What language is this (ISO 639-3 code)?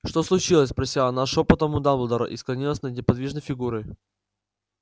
rus